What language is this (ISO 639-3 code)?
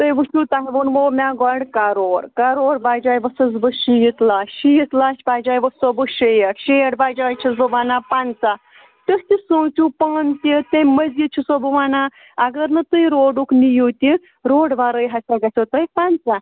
kas